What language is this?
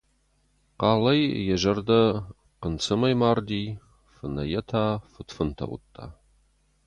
Ossetic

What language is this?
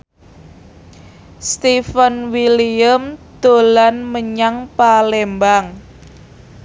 Javanese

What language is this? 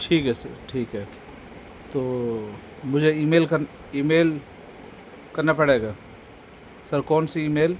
Urdu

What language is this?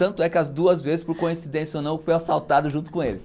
Portuguese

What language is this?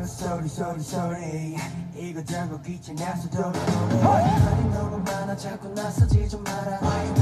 Korean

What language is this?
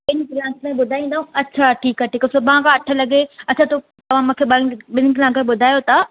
Sindhi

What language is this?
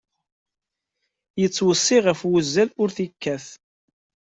Kabyle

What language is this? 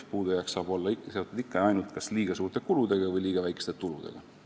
Estonian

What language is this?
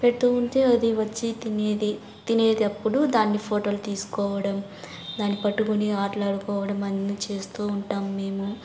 Telugu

